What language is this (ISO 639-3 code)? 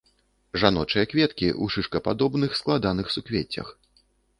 bel